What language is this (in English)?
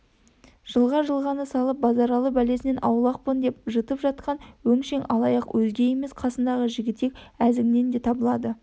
Kazakh